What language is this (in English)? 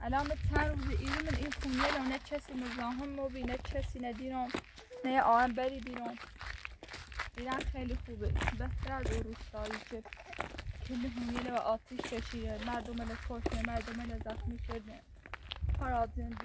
Persian